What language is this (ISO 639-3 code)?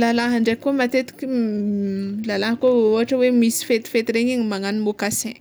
xmw